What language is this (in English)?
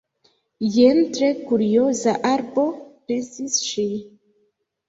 Esperanto